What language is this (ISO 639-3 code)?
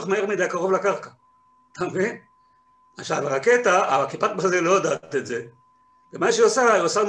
heb